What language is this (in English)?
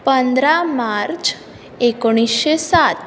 Konkani